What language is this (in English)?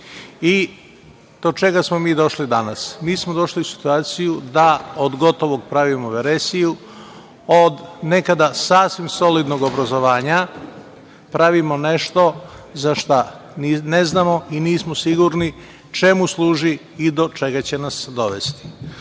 Serbian